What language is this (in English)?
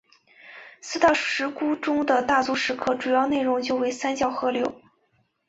Chinese